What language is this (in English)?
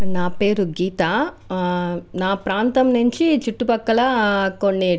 Telugu